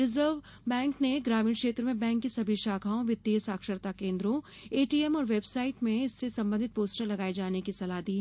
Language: Hindi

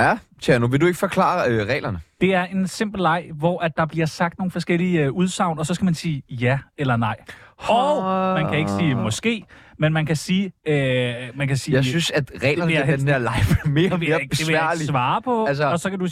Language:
Danish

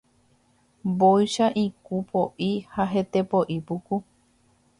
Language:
Guarani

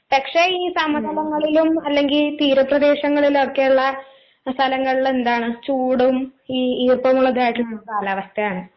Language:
Malayalam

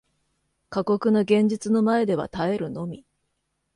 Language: Japanese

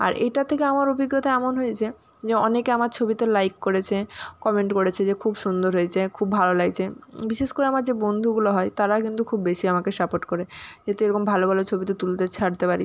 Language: Bangla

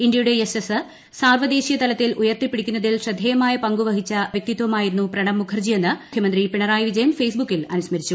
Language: Malayalam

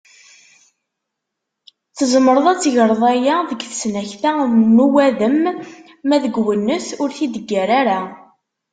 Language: Kabyle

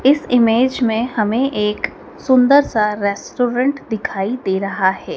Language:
Hindi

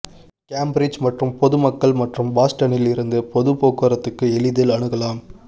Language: Tamil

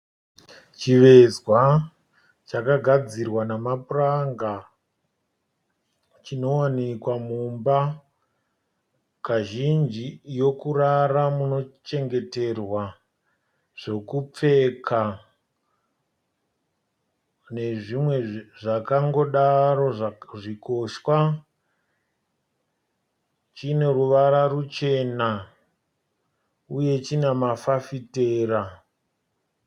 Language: Shona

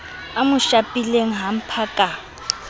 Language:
Southern Sotho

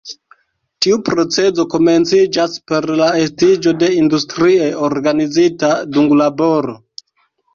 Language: Esperanto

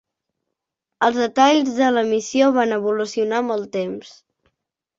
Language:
Catalan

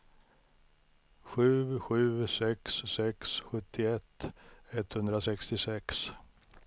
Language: Swedish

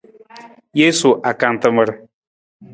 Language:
Nawdm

